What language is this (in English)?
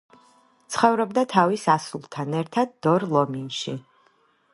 Georgian